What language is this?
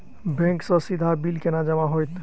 Maithili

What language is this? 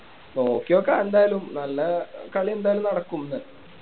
Malayalam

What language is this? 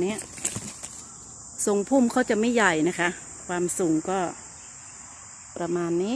Thai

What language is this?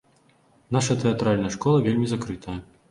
Belarusian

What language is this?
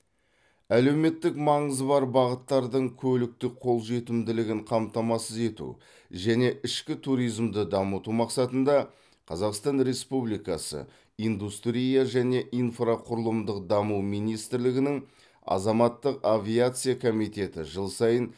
Kazakh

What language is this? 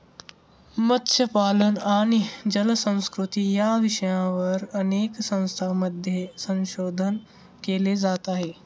Marathi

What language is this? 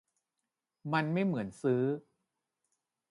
Thai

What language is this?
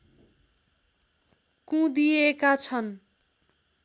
Nepali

